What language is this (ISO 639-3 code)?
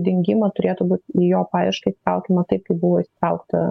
lit